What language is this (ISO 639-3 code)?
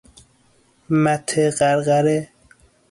fas